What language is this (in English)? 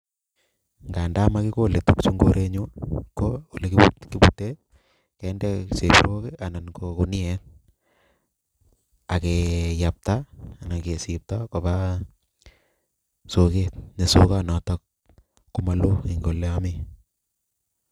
Kalenjin